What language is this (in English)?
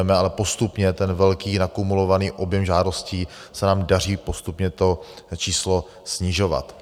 Czech